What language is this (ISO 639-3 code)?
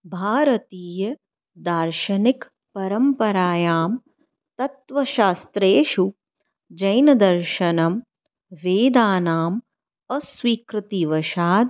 san